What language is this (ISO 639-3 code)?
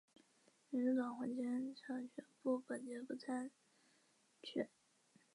zho